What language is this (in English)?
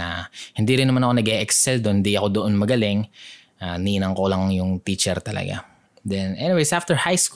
Filipino